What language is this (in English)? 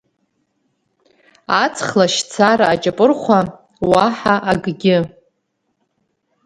Abkhazian